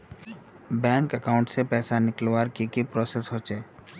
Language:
Magahi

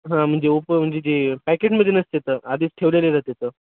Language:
Marathi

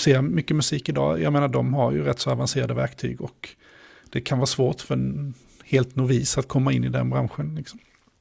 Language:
Swedish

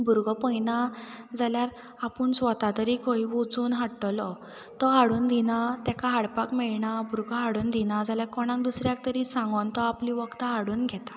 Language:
Konkani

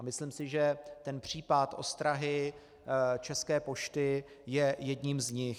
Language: Czech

